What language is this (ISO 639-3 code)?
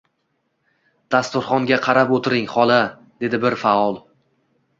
uzb